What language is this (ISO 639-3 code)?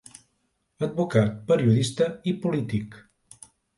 cat